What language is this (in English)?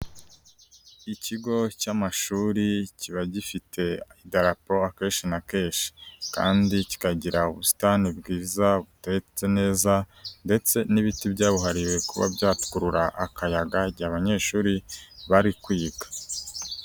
Kinyarwanda